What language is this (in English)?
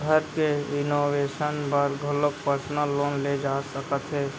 Chhattisgarhi